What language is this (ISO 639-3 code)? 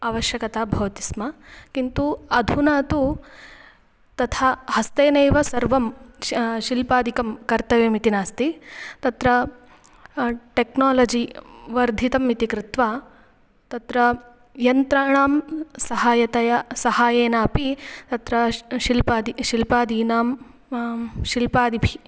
san